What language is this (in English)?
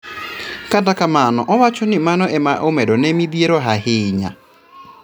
Luo (Kenya and Tanzania)